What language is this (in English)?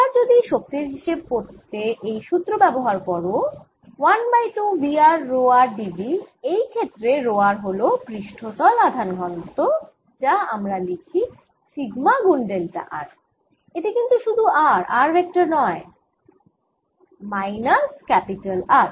Bangla